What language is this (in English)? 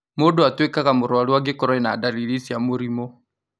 Kikuyu